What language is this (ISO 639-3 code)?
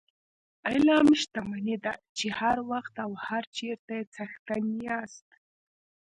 pus